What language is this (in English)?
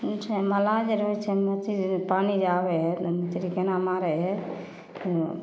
Maithili